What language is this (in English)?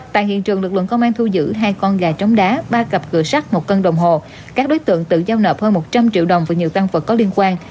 Vietnamese